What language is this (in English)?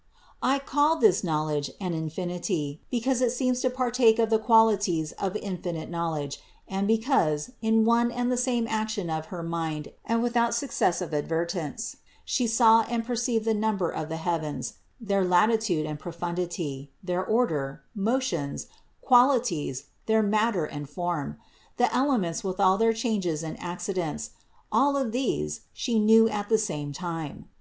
English